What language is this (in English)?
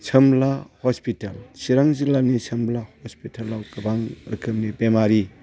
Bodo